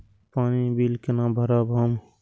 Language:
Maithili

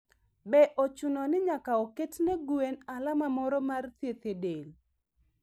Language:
Luo (Kenya and Tanzania)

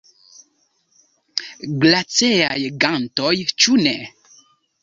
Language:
Esperanto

